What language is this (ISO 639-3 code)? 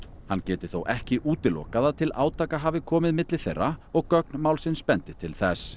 isl